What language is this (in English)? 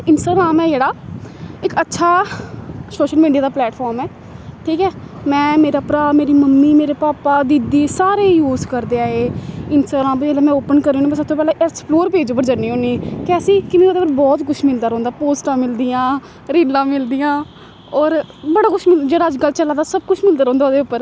Dogri